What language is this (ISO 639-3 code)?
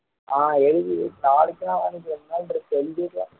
tam